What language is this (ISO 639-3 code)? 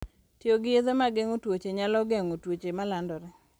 luo